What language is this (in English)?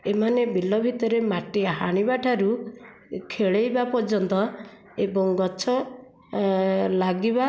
Odia